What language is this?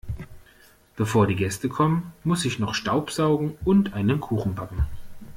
German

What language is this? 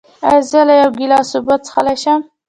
Pashto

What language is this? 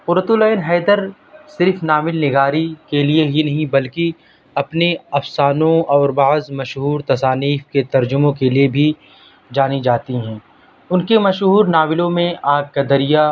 Urdu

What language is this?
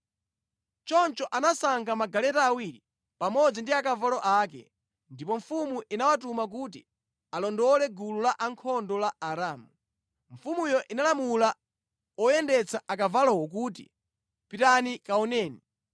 Nyanja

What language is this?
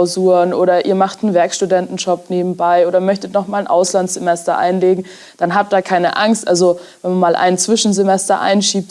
German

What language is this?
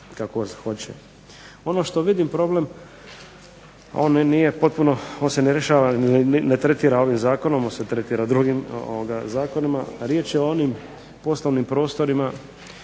Croatian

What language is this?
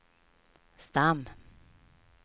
Swedish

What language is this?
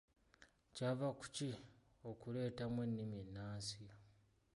Ganda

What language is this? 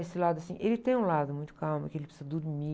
Portuguese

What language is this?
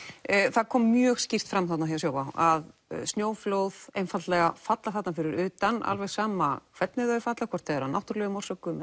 Icelandic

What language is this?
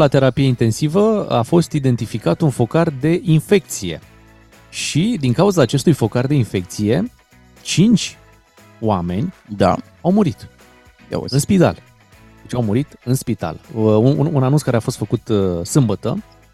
Romanian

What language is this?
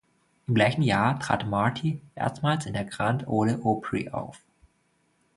German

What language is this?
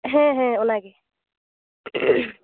Santali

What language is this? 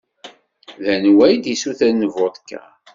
Kabyle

